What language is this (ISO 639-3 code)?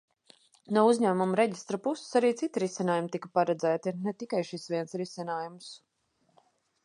lav